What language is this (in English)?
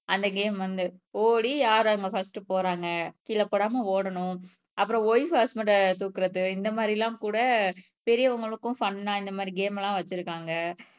Tamil